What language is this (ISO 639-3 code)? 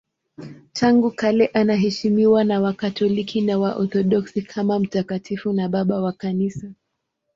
swa